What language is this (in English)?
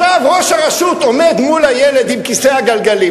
Hebrew